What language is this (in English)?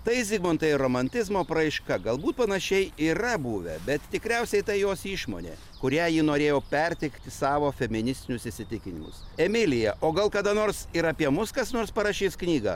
Lithuanian